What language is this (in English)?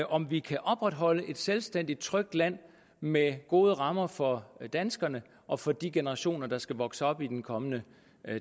Danish